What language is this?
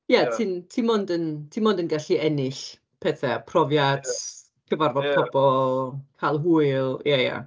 Welsh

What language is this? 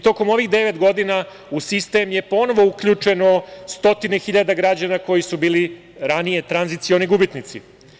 Serbian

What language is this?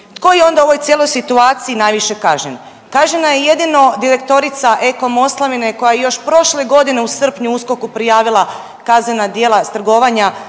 Croatian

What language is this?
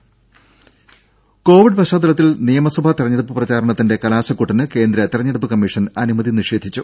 Malayalam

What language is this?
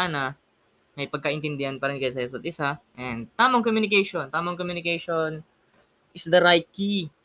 Filipino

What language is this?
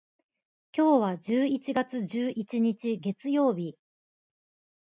Japanese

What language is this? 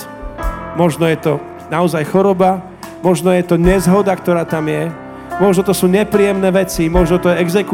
Slovak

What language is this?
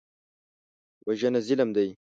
Pashto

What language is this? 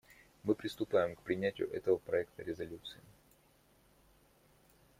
Russian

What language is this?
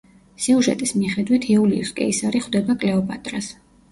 Georgian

